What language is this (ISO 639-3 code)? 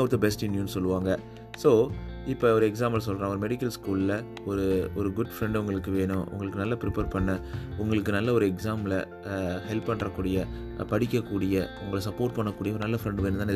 tam